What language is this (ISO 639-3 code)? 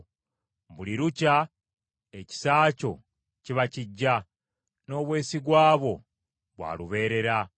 lug